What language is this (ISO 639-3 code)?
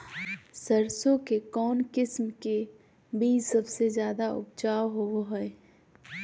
mag